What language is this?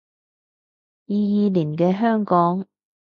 Cantonese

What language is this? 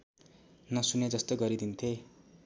Nepali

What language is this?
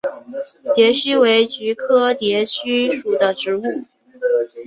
Chinese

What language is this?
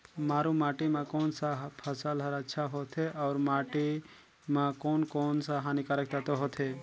Chhattisgarhi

